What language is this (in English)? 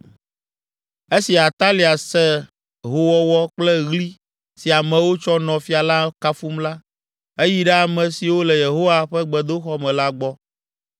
Ewe